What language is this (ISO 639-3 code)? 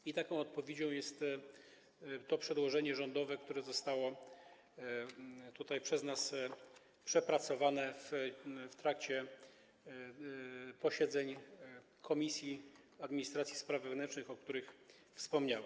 pol